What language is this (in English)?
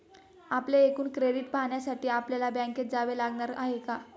Marathi